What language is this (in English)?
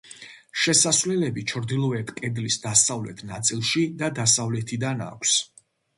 Georgian